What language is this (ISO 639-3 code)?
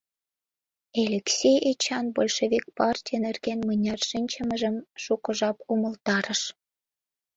chm